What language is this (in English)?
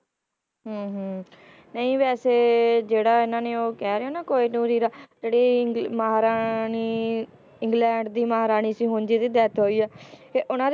Punjabi